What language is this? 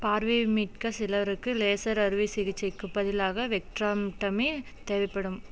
Tamil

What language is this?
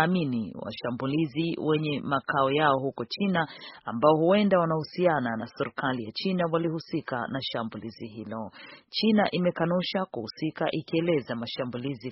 Swahili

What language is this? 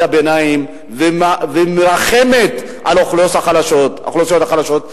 Hebrew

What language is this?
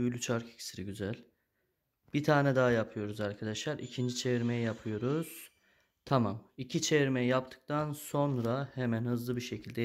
Turkish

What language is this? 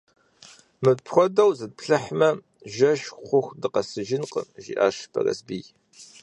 Kabardian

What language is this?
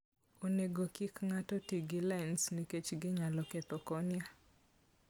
Luo (Kenya and Tanzania)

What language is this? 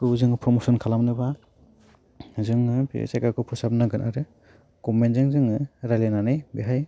Bodo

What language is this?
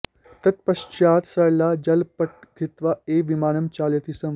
Sanskrit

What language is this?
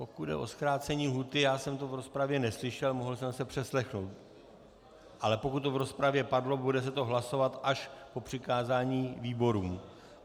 Czech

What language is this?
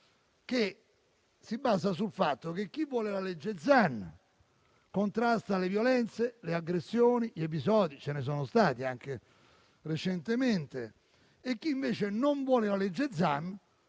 Italian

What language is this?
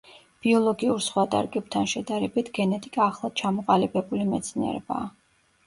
Georgian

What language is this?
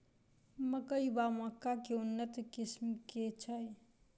Maithili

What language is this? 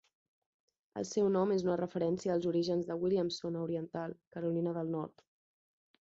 Catalan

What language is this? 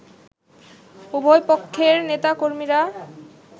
Bangla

